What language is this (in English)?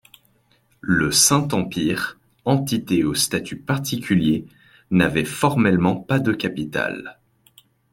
French